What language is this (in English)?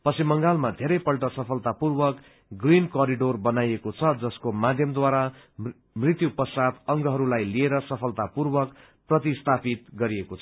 Nepali